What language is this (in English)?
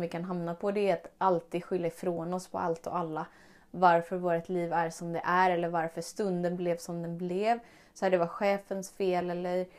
Swedish